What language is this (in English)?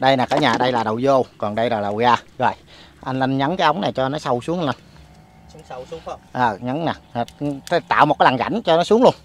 Vietnamese